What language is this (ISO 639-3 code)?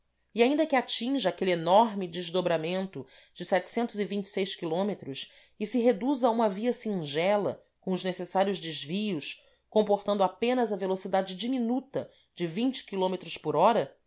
por